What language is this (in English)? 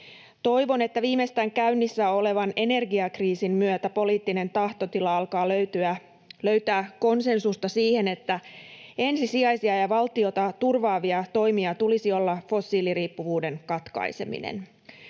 Finnish